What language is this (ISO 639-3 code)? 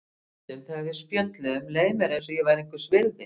isl